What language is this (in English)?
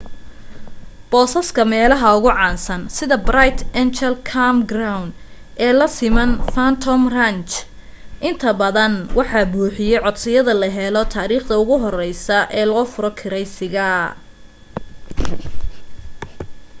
Somali